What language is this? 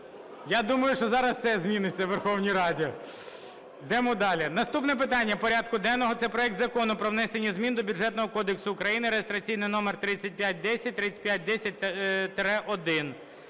Ukrainian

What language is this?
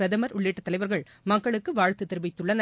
Tamil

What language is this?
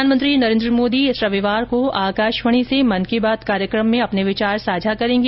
Hindi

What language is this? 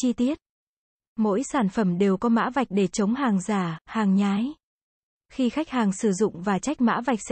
Vietnamese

